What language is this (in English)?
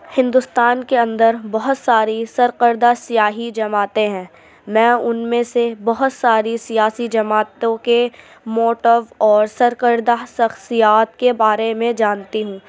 Urdu